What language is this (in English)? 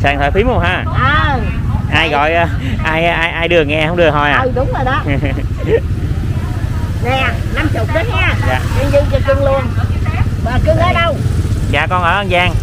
Vietnamese